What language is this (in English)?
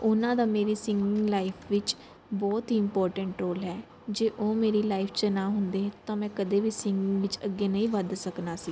Punjabi